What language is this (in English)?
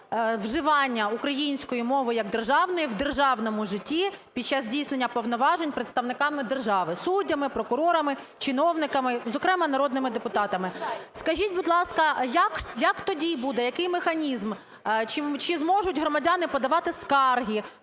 Ukrainian